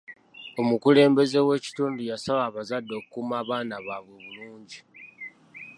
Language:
Ganda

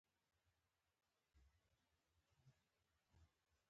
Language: Pashto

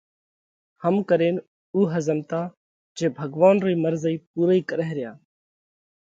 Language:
Parkari Koli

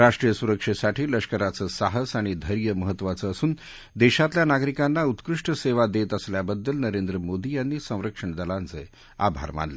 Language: Marathi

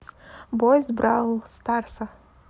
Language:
Russian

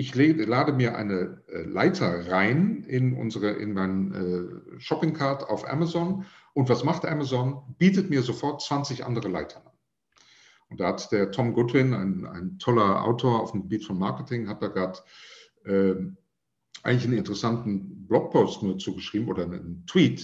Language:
German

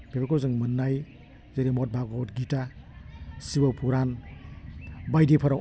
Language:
Bodo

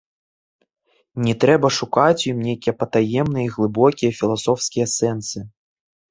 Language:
Belarusian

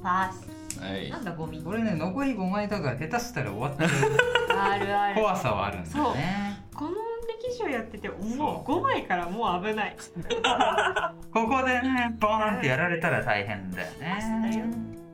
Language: Japanese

